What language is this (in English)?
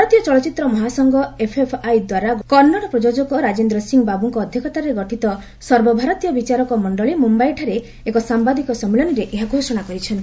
Odia